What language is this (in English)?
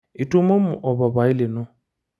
Masai